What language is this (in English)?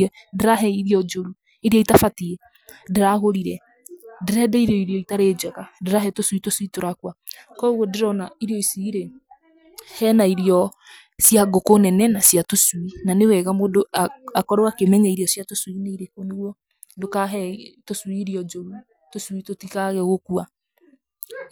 Kikuyu